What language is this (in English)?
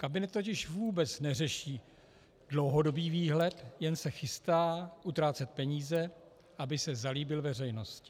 Czech